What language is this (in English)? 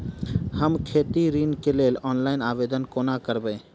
Maithili